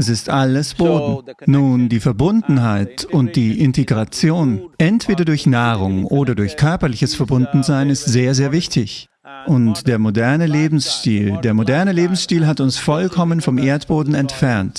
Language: German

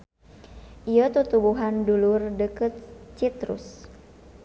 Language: Sundanese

